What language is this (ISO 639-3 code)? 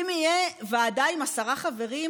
heb